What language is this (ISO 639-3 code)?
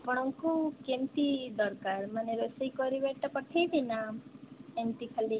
ori